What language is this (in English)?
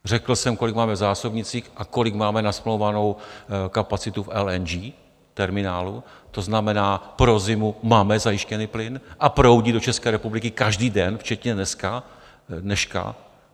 Czech